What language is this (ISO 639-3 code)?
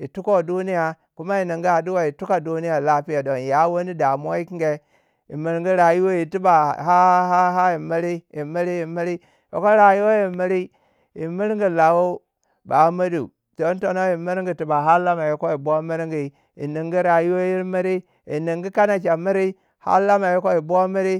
wja